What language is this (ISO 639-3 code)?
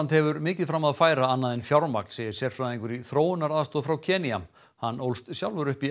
isl